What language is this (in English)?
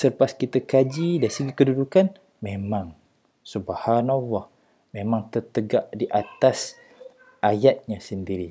Malay